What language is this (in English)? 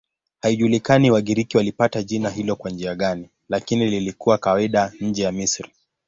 Swahili